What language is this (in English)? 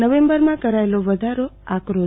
Gujarati